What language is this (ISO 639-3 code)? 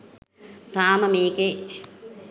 sin